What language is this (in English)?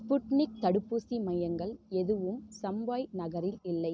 Tamil